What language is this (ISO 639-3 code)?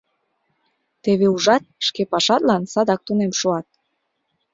chm